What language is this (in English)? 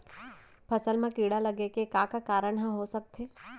Chhattisgarhi